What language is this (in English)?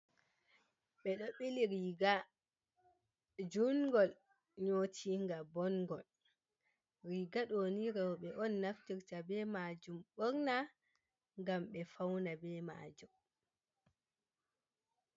Fula